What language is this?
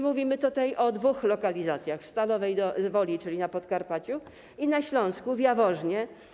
Polish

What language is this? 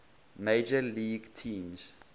English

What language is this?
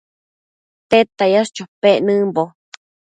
Matsés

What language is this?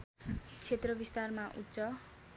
Nepali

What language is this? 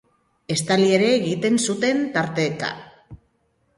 Basque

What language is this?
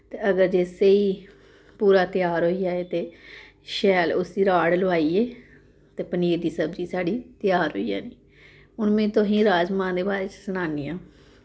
Dogri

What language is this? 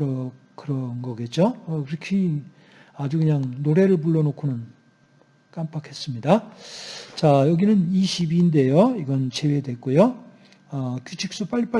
Korean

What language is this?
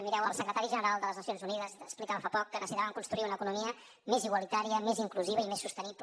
Catalan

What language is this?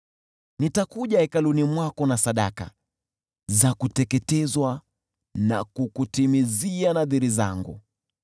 Swahili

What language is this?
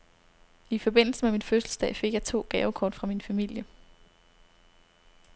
Danish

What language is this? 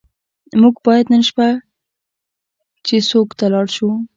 Pashto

